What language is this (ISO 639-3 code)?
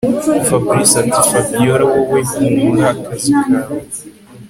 kin